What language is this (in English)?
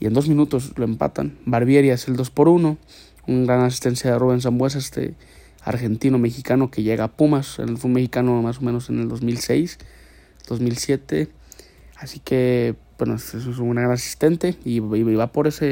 Spanish